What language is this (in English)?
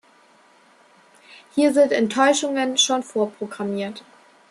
German